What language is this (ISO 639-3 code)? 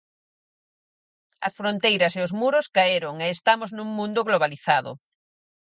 glg